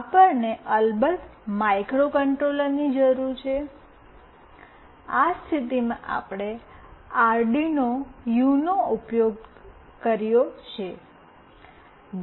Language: Gujarati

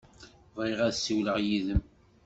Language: Kabyle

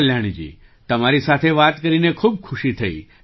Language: Gujarati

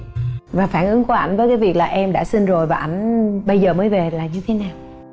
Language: Vietnamese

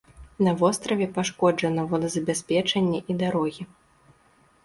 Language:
Belarusian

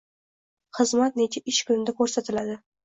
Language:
Uzbek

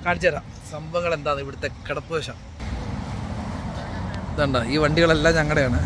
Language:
Malayalam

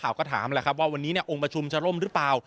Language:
Thai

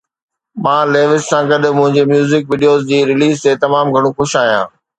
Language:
Sindhi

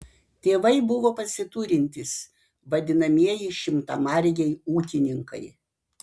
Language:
Lithuanian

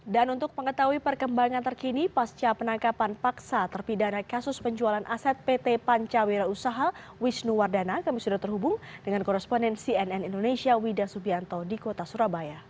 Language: Indonesian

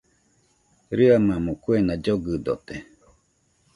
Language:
Nüpode Huitoto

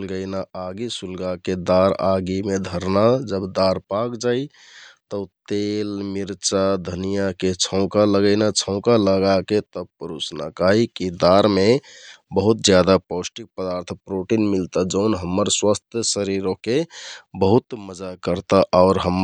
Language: Kathoriya Tharu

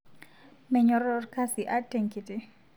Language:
Masai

